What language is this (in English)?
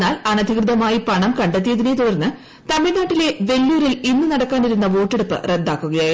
Malayalam